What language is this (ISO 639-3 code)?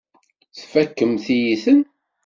kab